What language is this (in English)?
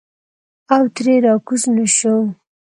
Pashto